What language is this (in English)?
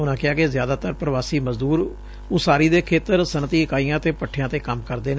Punjabi